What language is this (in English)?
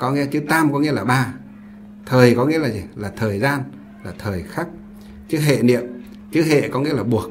Vietnamese